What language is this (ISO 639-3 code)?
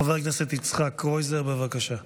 heb